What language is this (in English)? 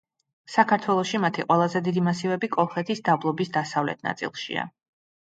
Georgian